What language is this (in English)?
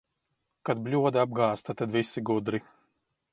Latvian